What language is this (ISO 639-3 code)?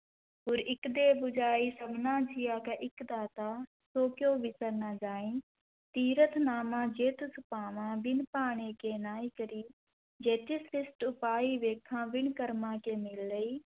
pan